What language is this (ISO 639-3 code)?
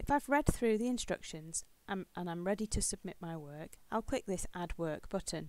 eng